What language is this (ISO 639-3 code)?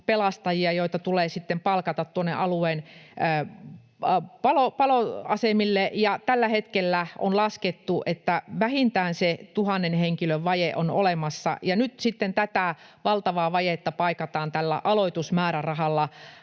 fin